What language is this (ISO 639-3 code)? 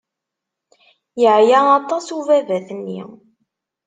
kab